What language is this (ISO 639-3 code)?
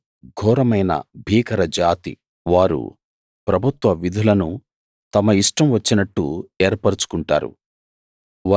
tel